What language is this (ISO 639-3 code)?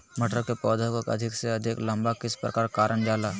mag